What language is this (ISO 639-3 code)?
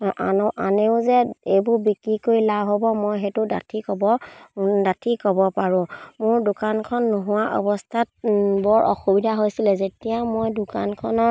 asm